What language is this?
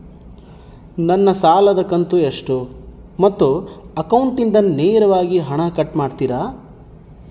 Kannada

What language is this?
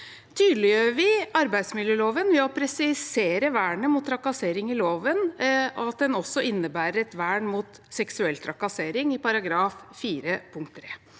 Norwegian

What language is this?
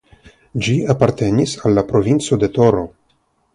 Esperanto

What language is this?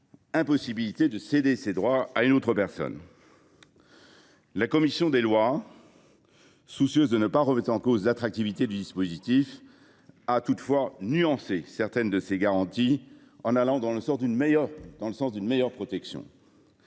French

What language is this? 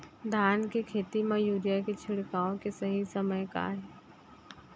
Chhattisgarhi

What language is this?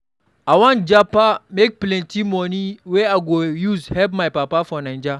Nigerian Pidgin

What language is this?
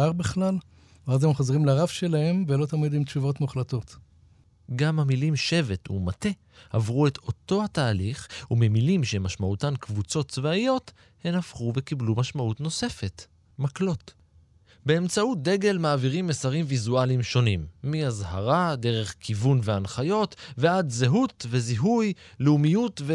Hebrew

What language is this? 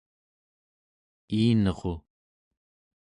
Central Yupik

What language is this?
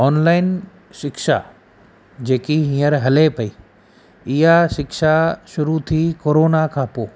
Sindhi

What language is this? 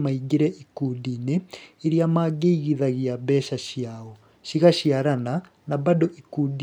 Kikuyu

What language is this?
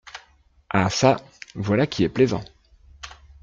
French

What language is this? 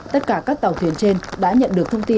Vietnamese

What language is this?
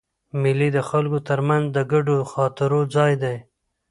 Pashto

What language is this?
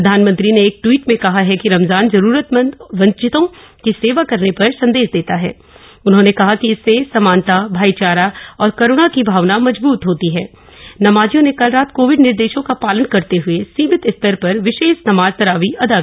Hindi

